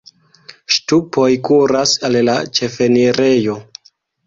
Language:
Esperanto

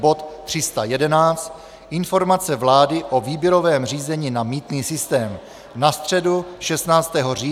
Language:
Czech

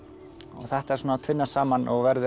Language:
Icelandic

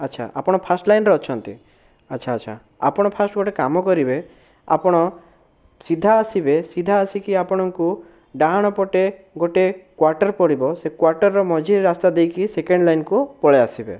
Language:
Odia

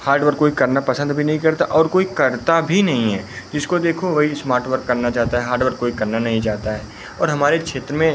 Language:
Hindi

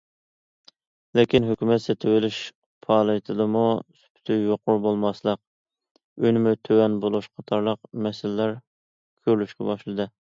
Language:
Uyghur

